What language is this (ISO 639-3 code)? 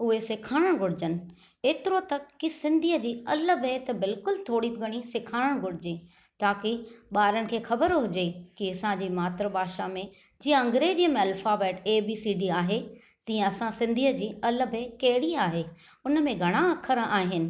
snd